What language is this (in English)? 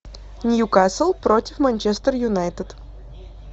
Russian